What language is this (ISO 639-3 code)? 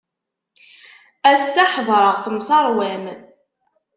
kab